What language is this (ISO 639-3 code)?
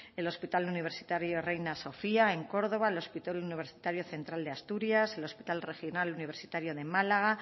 spa